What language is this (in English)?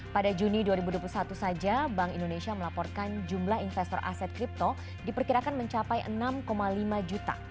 Indonesian